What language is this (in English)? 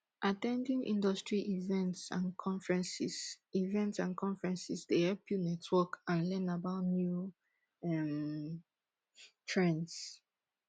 Nigerian Pidgin